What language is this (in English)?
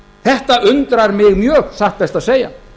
Icelandic